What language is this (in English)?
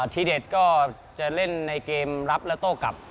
Thai